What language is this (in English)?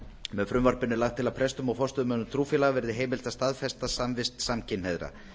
Icelandic